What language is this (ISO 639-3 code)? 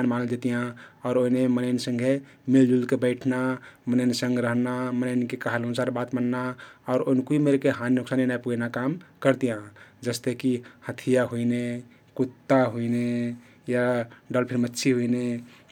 tkt